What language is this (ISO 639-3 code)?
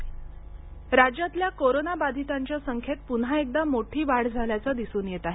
mar